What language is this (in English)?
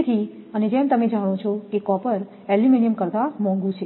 Gujarati